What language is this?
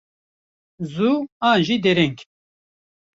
Kurdish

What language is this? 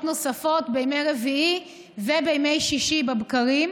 Hebrew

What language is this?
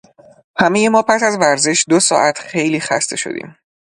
Persian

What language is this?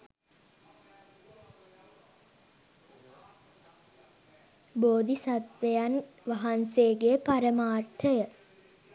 Sinhala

